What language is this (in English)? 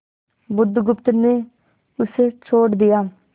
Hindi